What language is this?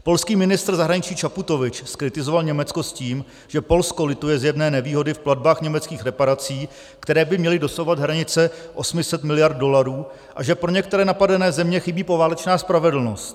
Czech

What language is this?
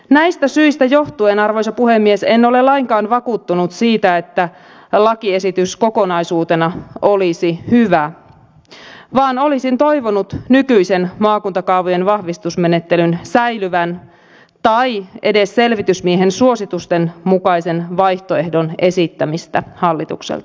Finnish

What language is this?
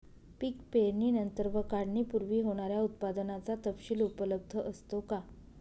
Marathi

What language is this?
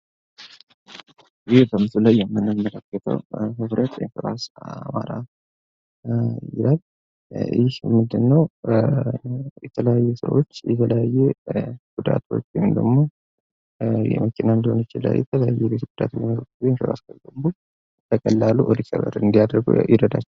Amharic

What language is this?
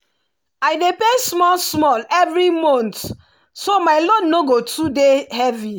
Nigerian Pidgin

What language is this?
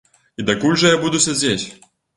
Belarusian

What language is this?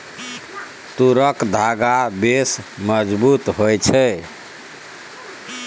Maithili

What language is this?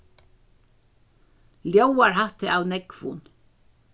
Faroese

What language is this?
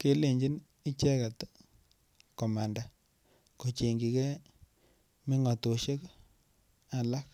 Kalenjin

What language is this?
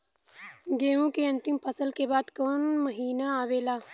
Bhojpuri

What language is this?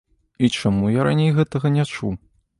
Belarusian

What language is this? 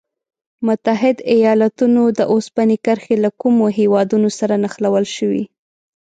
Pashto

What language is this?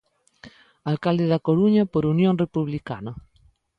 Galician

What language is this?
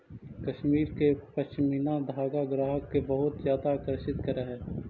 Magahi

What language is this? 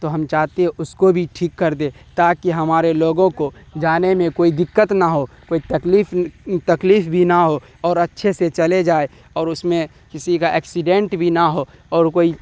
Urdu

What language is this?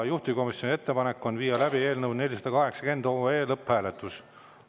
Estonian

